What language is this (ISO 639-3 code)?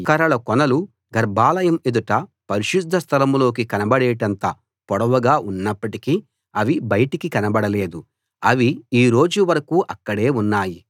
tel